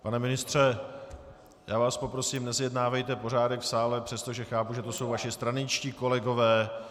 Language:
Czech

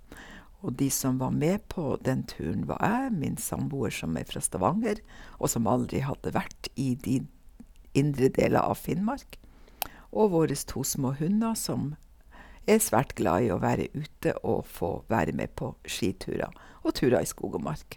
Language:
Norwegian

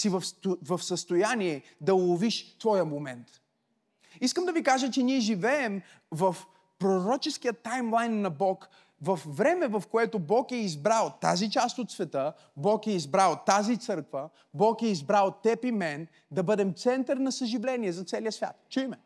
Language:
Bulgarian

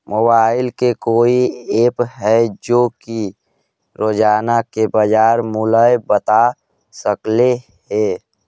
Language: Magahi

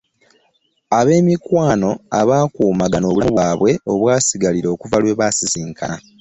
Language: Ganda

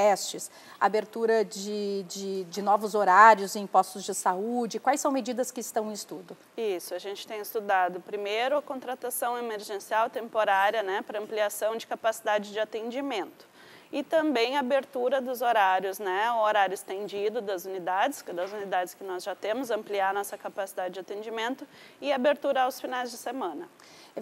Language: Portuguese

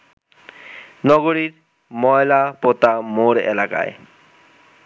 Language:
Bangla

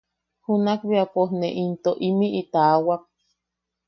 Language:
Yaqui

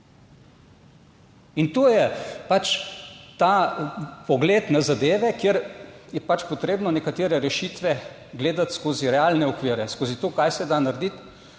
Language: Slovenian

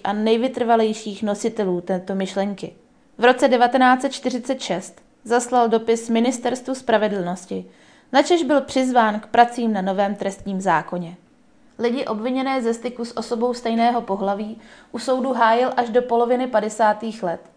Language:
Czech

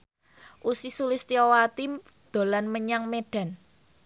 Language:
Javanese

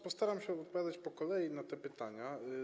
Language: Polish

